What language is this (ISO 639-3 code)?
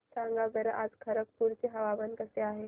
mar